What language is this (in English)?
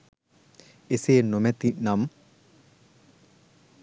Sinhala